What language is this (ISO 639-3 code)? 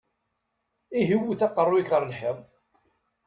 kab